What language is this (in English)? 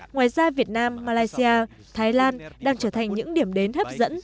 Vietnamese